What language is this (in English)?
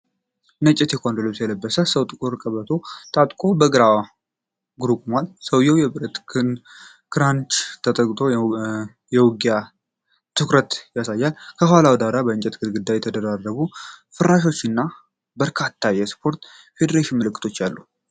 Amharic